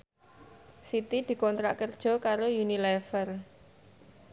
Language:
Javanese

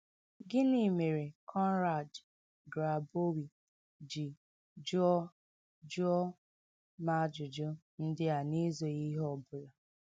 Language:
Igbo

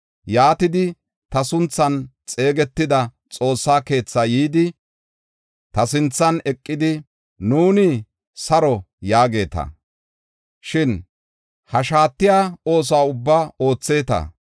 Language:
Gofa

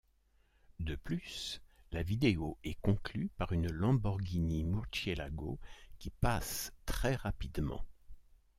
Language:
French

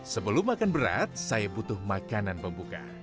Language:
Indonesian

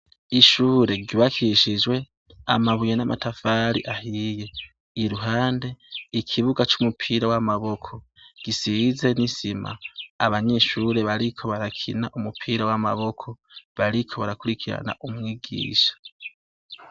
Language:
Rundi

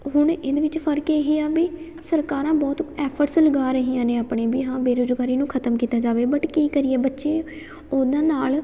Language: Punjabi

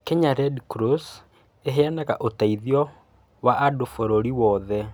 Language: Kikuyu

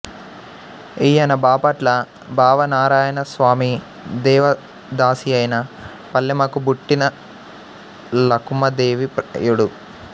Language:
Telugu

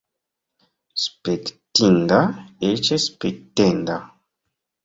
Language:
Esperanto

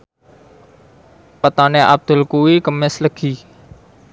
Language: Javanese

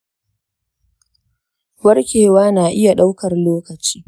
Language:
Hausa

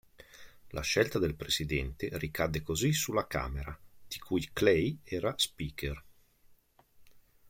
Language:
Italian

